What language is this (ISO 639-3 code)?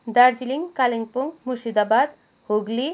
nep